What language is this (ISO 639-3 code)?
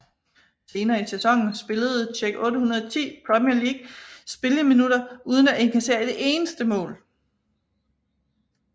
dan